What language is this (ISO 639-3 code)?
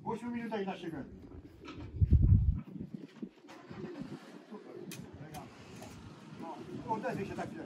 pol